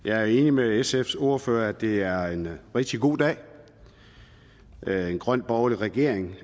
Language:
Danish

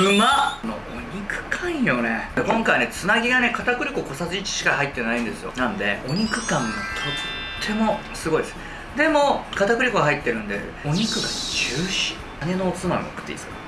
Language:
Japanese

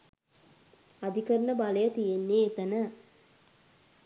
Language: Sinhala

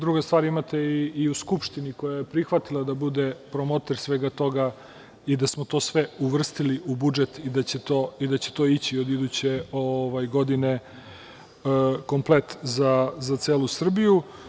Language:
Serbian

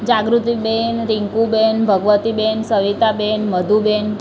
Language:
Gujarati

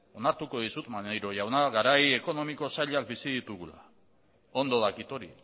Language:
Basque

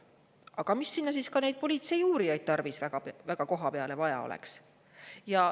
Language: Estonian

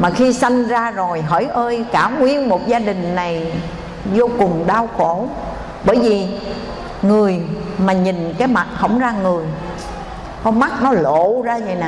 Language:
Vietnamese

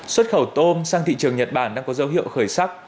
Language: Vietnamese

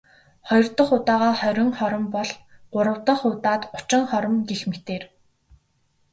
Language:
Mongolian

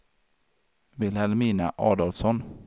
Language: Swedish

